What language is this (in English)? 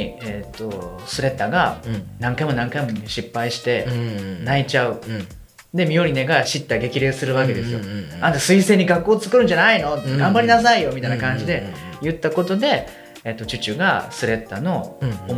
Japanese